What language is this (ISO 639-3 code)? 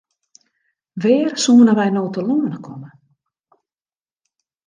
fry